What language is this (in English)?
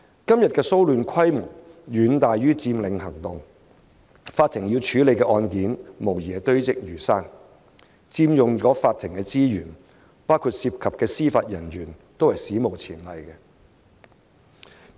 Cantonese